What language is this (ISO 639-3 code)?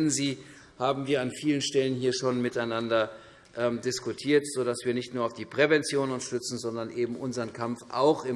deu